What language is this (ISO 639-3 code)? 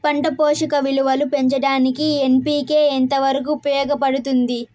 tel